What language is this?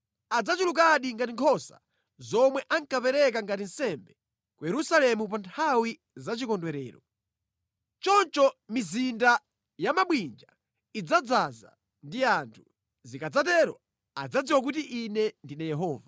Nyanja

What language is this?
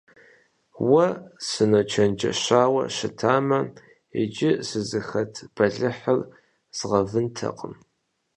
Kabardian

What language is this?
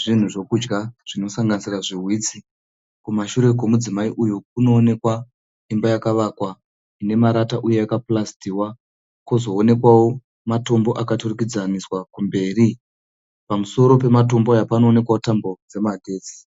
Shona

